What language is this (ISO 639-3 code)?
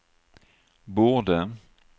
swe